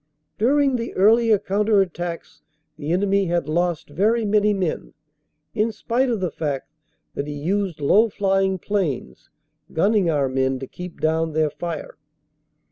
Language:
English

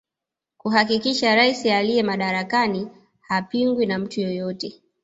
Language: Swahili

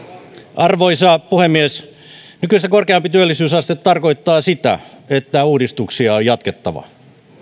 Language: Finnish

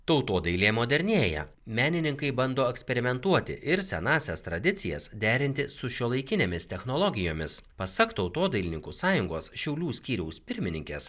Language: Lithuanian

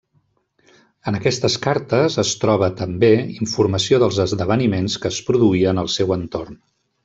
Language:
Catalan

